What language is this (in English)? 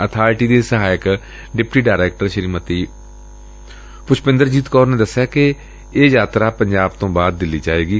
Punjabi